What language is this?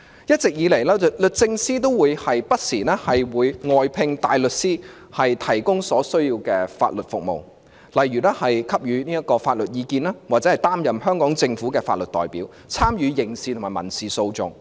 Cantonese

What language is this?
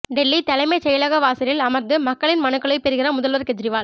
Tamil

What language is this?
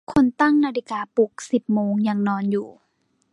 Thai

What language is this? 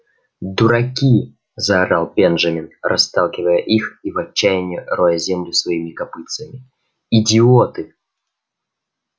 Russian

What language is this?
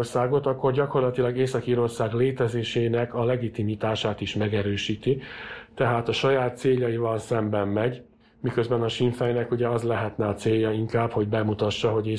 Hungarian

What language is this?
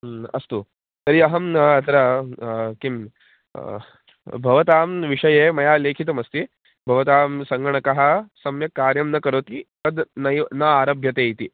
Sanskrit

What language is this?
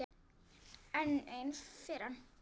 Icelandic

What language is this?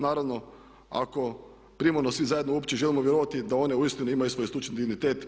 Croatian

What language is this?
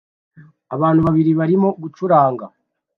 Kinyarwanda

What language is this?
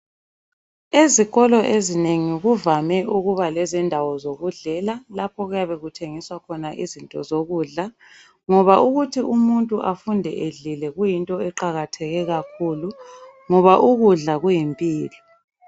North Ndebele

